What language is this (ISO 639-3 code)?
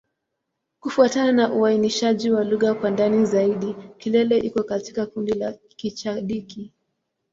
swa